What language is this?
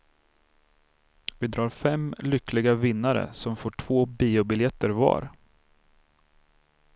Swedish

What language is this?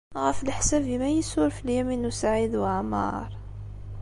Kabyle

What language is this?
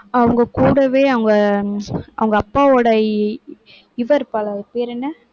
Tamil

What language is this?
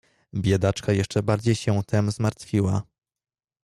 Polish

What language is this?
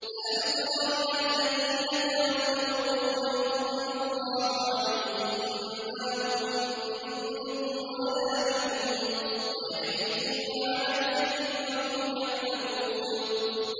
Arabic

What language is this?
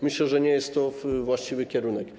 Polish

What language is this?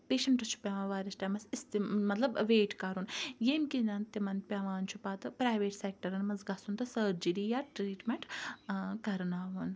Kashmiri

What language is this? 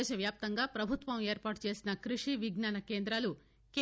Telugu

